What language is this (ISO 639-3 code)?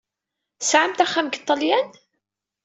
kab